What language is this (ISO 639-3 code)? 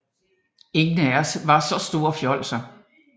dan